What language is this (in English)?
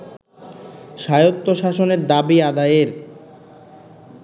Bangla